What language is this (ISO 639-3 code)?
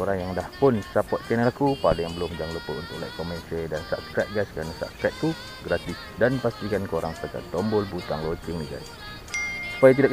msa